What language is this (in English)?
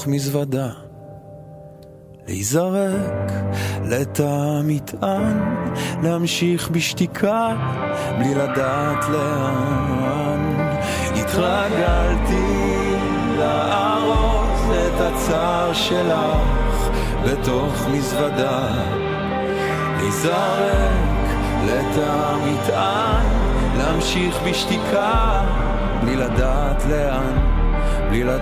Hebrew